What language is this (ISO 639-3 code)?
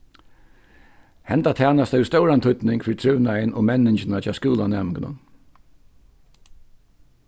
fao